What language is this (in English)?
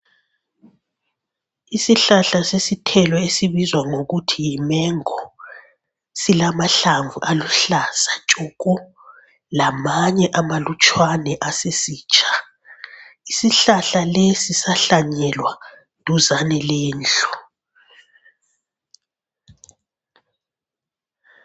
North Ndebele